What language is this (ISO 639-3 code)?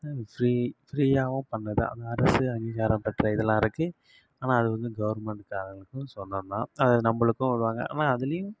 tam